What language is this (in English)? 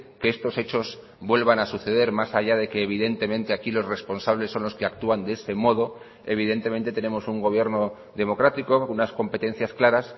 Spanish